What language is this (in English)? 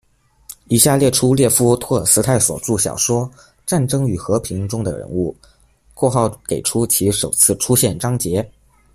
Chinese